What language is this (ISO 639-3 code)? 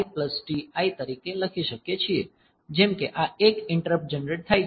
guj